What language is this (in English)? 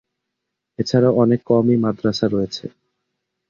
Bangla